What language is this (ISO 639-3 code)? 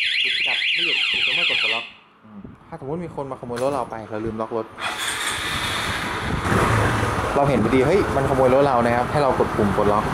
tha